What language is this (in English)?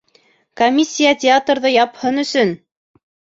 Bashkir